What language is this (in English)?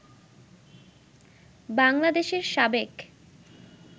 Bangla